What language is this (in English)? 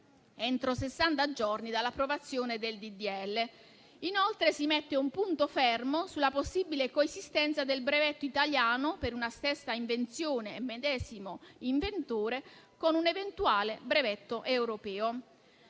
Italian